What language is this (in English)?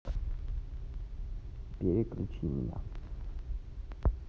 Russian